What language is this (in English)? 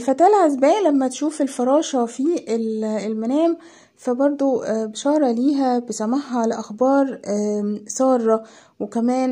Arabic